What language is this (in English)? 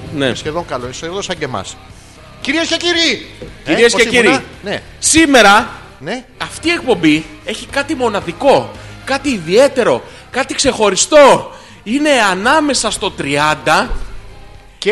Greek